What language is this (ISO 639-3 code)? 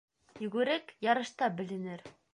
bak